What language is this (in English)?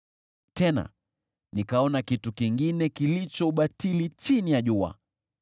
Swahili